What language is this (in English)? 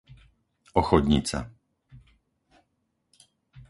Slovak